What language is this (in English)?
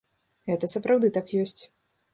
Belarusian